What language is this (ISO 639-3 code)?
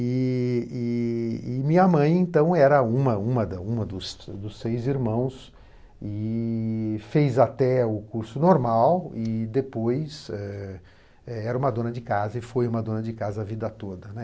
por